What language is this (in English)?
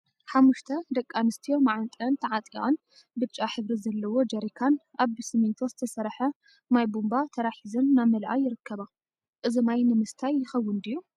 Tigrinya